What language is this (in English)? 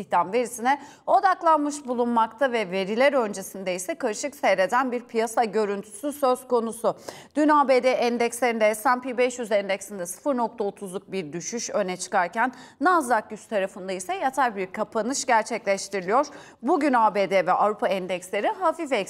Turkish